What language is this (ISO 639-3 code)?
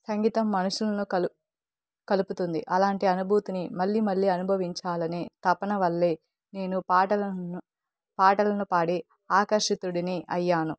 tel